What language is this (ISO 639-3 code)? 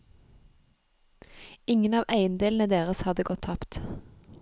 nor